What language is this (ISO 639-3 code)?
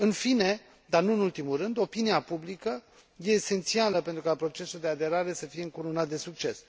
ron